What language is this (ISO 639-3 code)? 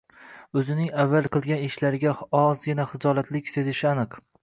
uzb